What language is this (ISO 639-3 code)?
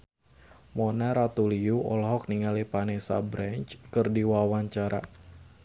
sun